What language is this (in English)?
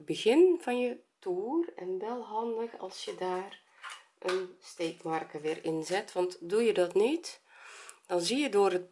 Dutch